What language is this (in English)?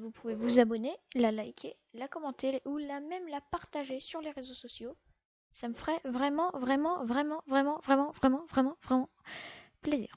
French